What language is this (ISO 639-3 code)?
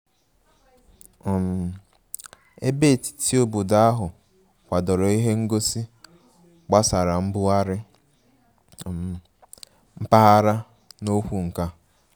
ibo